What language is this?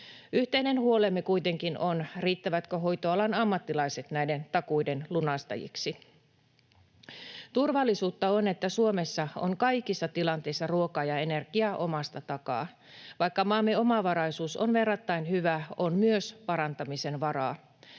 Finnish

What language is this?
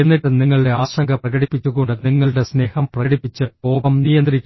Malayalam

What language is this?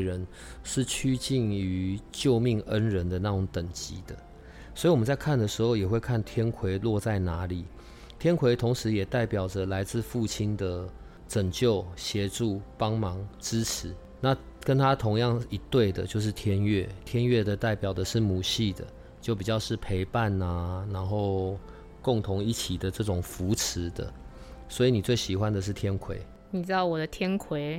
Chinese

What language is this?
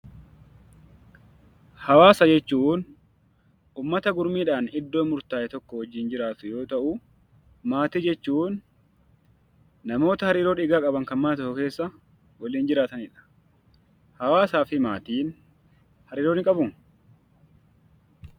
Oromo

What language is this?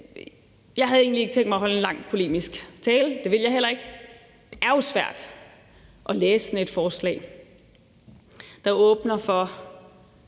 Danish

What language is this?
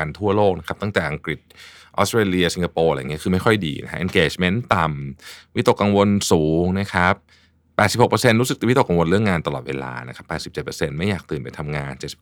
Thai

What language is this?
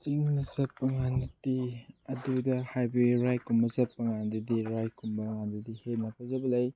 Manipuri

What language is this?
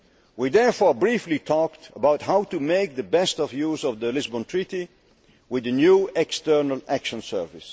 English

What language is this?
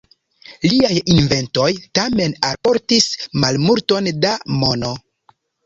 Esperanto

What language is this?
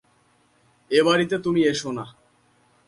Bangla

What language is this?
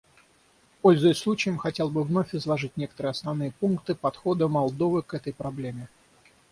Russian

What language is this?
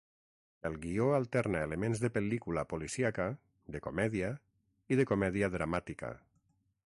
Catalan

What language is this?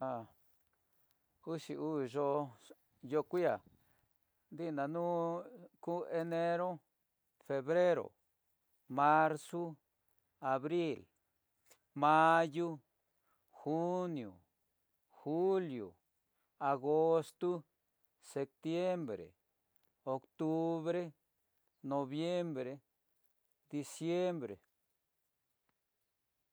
Tidaá Mixtec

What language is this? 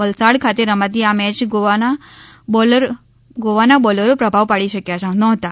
Gujarati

